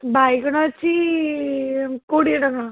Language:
Odia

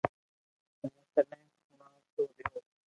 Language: Loarki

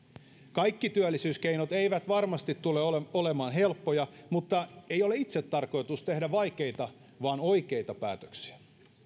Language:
Finnish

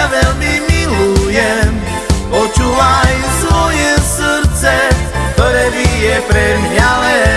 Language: Slovak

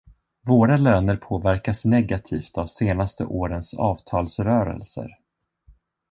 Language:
Swedish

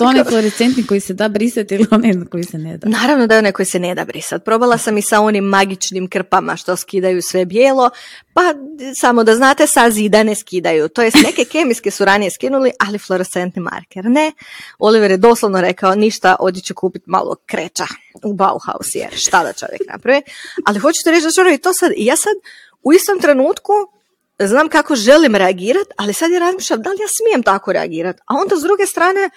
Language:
Croatian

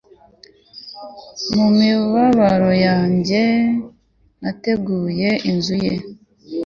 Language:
Kinyarwanda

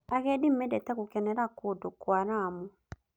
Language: Kikuyu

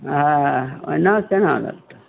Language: Maithili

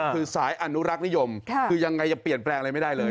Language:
Thai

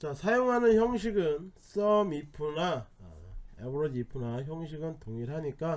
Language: Korean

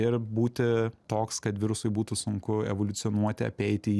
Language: Lithuanian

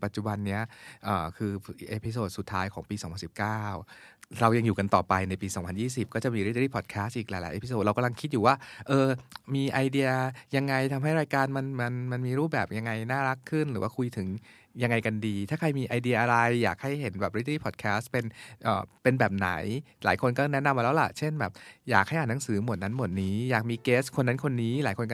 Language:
Thai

